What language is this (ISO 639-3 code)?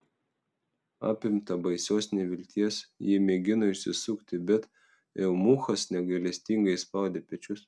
lit